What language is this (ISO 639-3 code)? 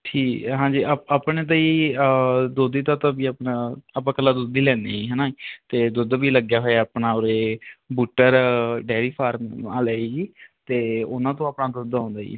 pan